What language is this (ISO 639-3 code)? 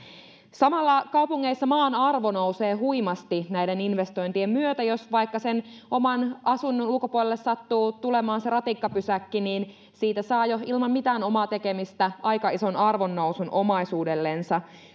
fin